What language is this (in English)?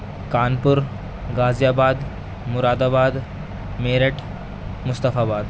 Urdu